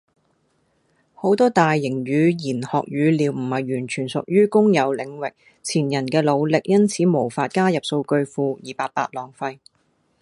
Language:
Cantonese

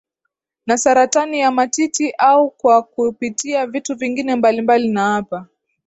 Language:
Swahili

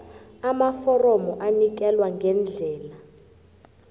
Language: South Ndebele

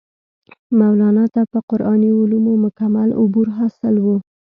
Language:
Pashto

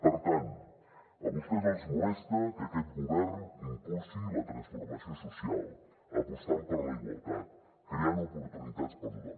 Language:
Catalan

